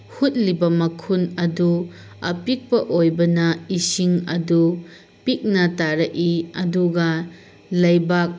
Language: Manipuri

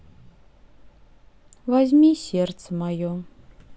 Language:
Russian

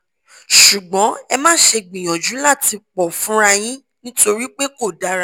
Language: Yoruba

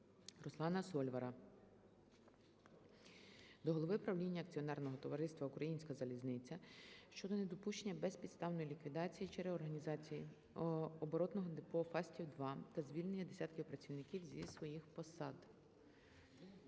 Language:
Ukrainian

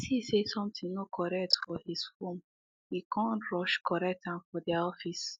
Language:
Nigerian Pidgin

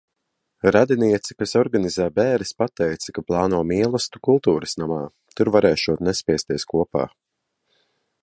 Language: Latvian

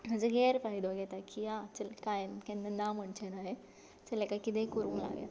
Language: Konkani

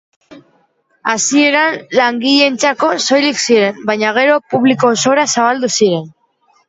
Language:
Basque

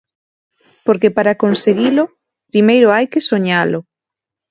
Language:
Galician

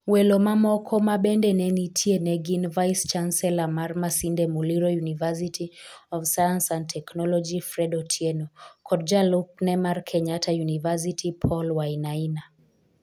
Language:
Luo (Kenya and Tanzania)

